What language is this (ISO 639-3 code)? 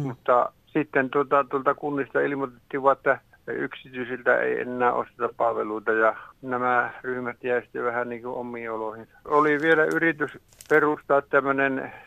fin